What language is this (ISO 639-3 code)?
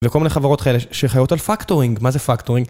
heb